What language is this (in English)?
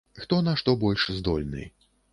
Belarusian